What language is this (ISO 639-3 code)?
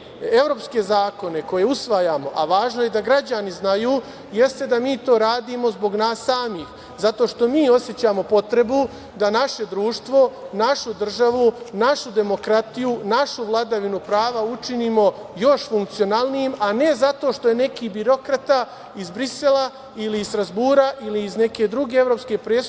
srp